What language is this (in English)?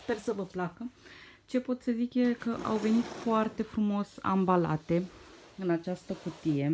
Romanian